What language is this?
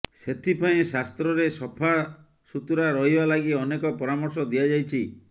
Odia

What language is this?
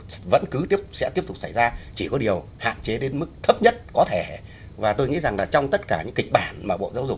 Vietnamese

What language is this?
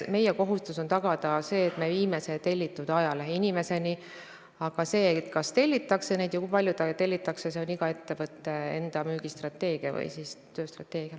Estonian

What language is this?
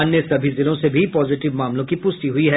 Hindi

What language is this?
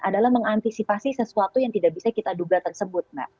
Indonesian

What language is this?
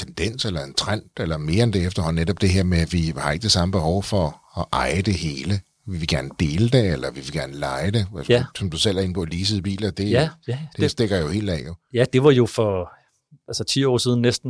Danish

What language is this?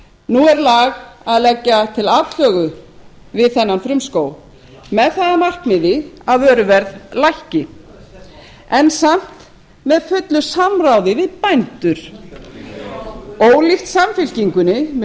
Icelandic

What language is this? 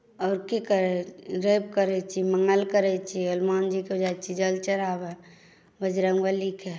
Maithili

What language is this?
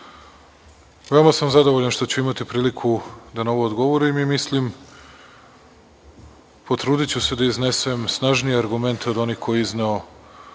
Serbian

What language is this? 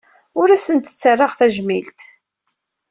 Kabyle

